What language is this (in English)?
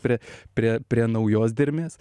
Lithuanian